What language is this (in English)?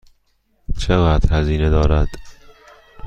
Persian